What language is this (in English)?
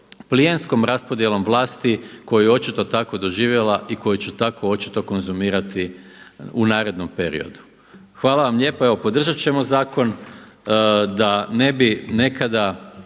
Croatian